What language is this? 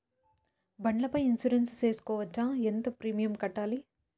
Telugu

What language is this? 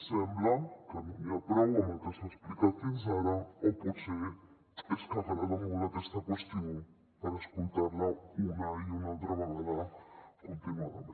Catalan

